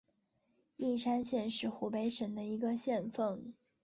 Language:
Chinese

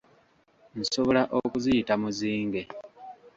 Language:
Ganda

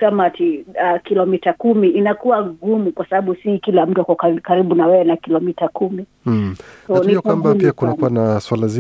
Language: Swahili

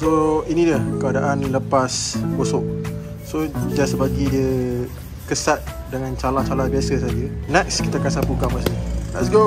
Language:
Malay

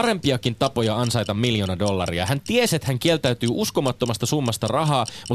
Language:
Finnish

